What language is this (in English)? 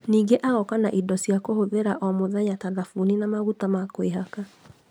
Kikuyu